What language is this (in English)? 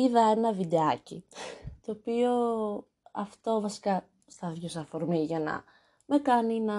Greek